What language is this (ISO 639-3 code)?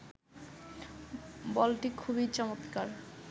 ben